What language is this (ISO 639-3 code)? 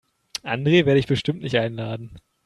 deu